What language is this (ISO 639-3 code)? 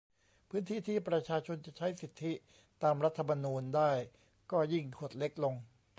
tha